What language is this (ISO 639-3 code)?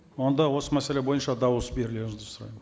kaz